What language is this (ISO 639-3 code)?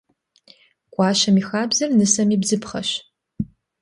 kbd